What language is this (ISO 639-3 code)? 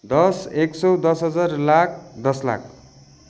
nep